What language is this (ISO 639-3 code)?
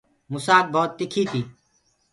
ggg